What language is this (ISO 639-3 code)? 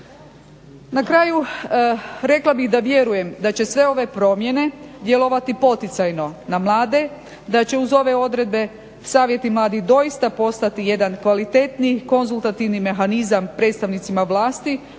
hrv